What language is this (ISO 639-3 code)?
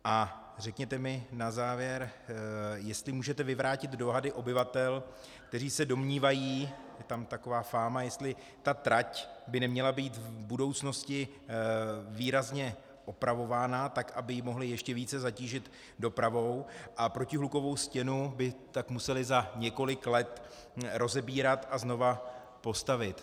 ces